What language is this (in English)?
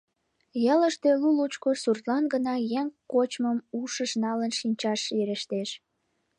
Mari